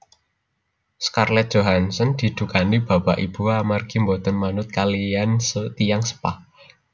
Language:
Javanese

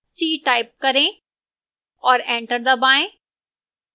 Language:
Hindi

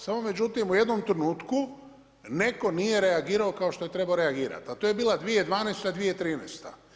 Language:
Croatian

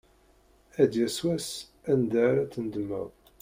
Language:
Kabyle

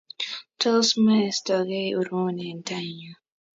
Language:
Kalenjin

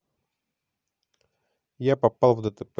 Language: Russian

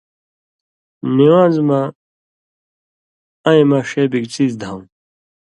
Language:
Indus Kohistani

